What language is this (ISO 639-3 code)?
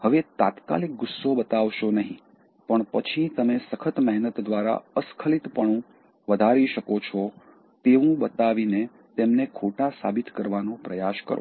guj